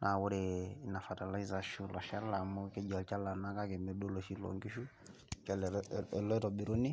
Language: Masai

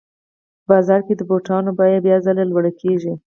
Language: Pashto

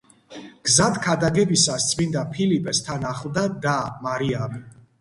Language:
Georgian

